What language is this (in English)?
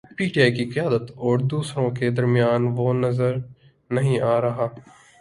Urdu